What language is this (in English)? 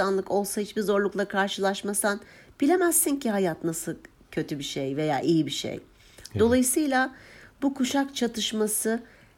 Turkish